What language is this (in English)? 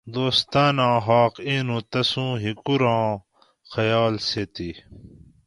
Gawri